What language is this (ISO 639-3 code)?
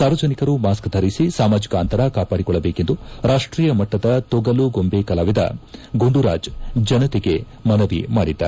kan